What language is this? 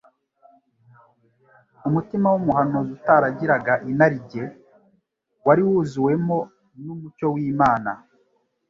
Kinyarwanda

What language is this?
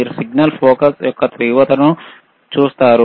Telugu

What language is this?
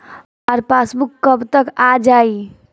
Bhojpuri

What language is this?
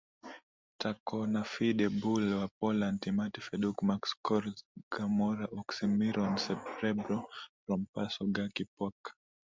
Swahili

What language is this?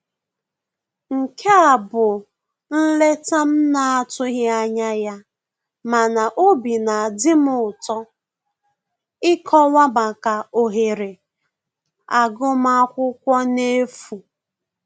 Igbo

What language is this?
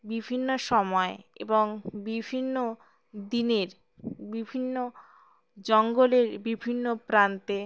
Bangla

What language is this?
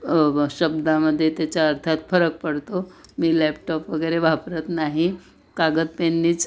Marathi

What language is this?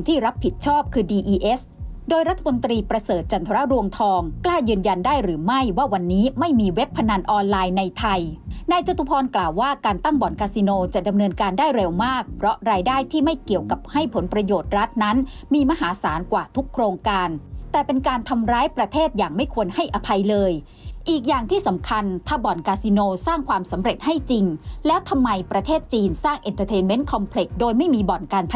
Thai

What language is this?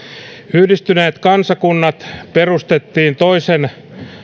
Finnish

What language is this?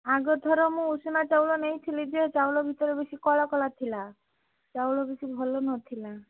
Odia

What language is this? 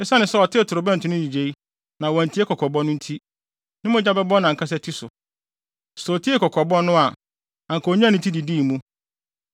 Akan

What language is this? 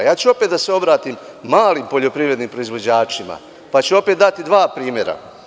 Serbian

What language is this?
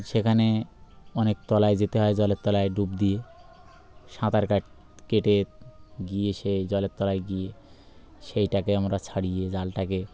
Bangla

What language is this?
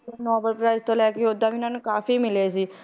Punjabi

